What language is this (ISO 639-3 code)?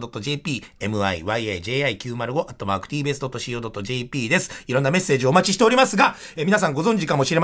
jpn